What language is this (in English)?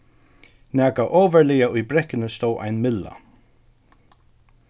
Faroese